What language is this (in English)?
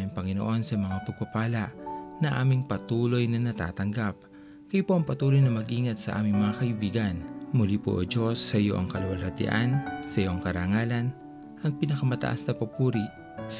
Filipino